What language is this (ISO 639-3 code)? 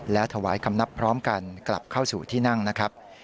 tha